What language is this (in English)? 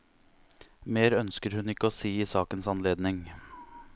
Norwegian